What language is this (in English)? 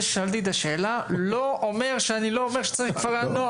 Hebrew